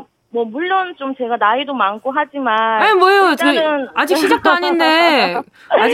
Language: Korean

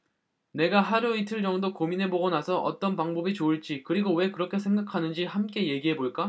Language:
Korean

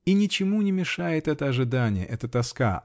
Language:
Russian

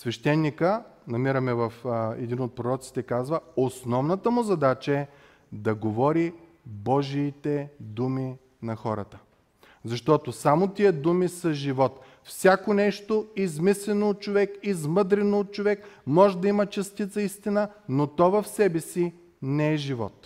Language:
Bulgarian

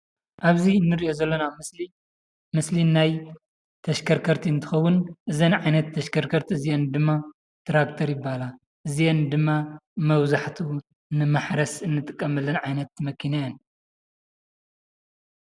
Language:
Tigrinya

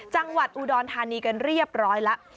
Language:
Thai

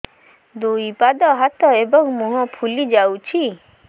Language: Odia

